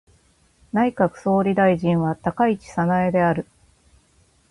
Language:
Japanese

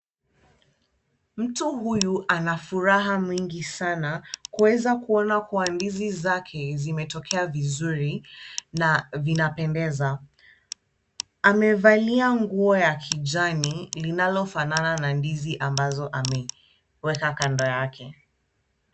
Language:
Swahili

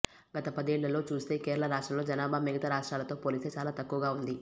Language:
Telugu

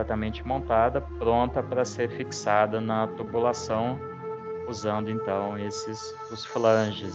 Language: Portuguese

